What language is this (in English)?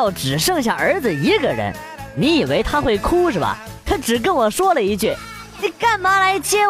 Chinese